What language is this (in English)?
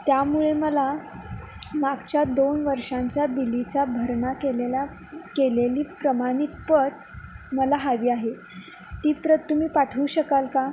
Marathi